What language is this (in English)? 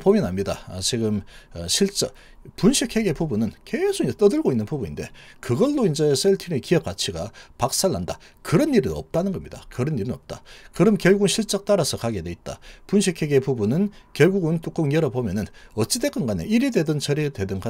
Korean